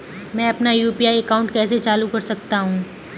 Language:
Hindi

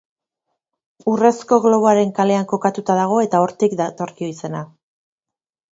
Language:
Basque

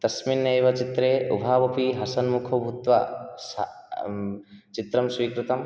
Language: Sanskrit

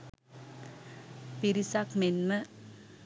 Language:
Sinhala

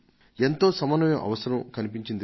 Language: Telugu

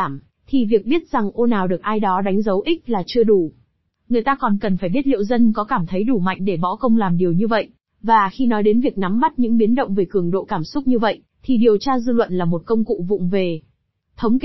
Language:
Vietnamese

